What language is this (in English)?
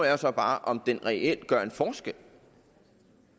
Danish